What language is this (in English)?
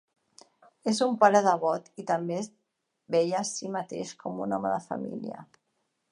Catalan